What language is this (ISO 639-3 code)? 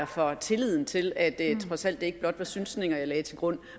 dan